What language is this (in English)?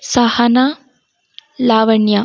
Kannada